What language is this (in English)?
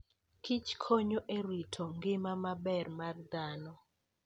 Luo (Kenya and Tanzania)